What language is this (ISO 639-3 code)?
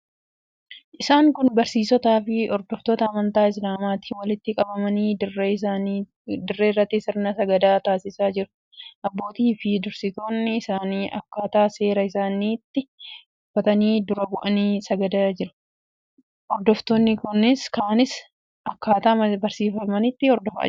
orm